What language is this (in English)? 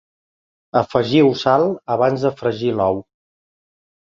Catalan